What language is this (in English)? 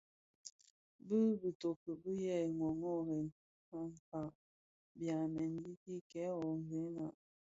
Bafia